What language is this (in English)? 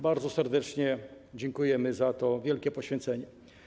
Polish